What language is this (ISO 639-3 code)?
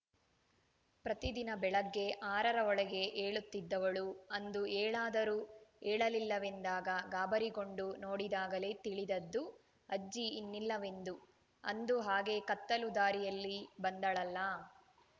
kan